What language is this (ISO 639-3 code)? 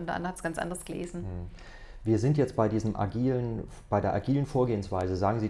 deu